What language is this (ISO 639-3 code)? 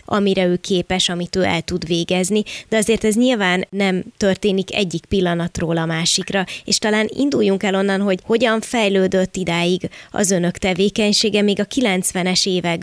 hun